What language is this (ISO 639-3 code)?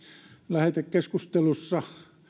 fin